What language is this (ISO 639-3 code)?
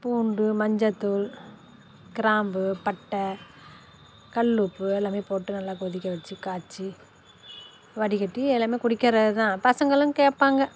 tam